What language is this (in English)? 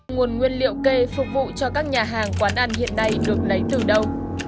Vietnamese